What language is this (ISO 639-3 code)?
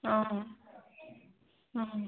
asm